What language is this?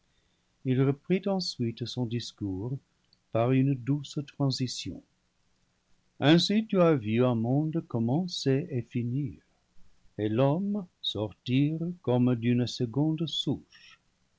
French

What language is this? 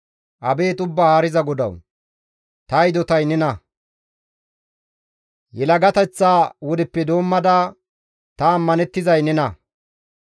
Gamo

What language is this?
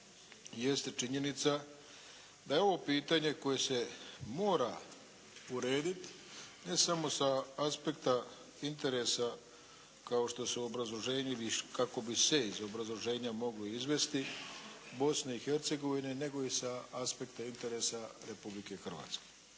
Croatian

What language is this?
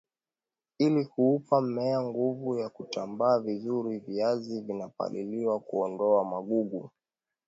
Swahili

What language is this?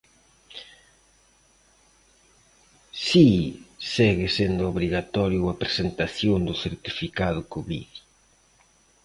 Galician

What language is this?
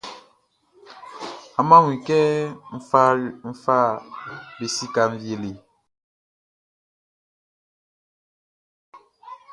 Baoulé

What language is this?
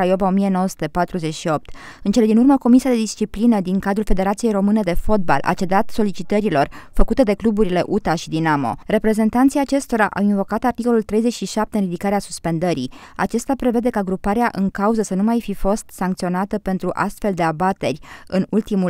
Romanian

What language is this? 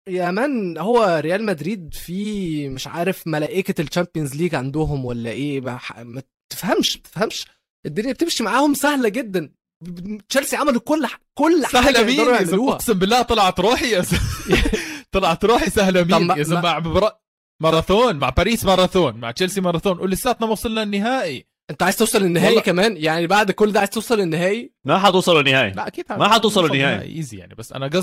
Arabic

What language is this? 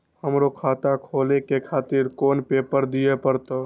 Maithili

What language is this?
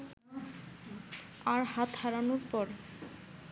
Bangla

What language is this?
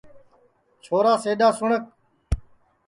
Sansi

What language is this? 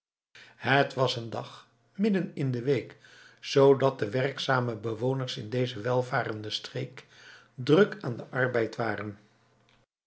Dutch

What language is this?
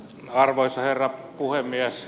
Finnish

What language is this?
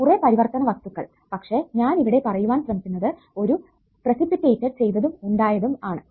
Malayalam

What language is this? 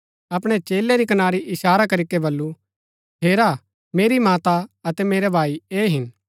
Gaddi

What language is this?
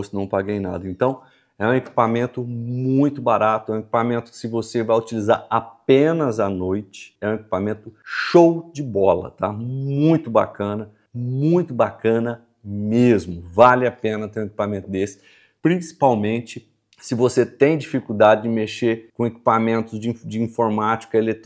Portuguese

